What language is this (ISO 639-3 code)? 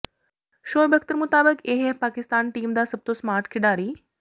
pan